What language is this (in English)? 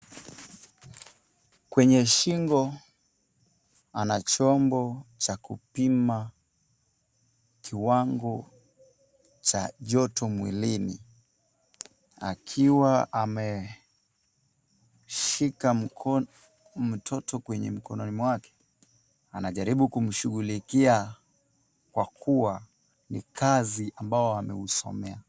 Swahili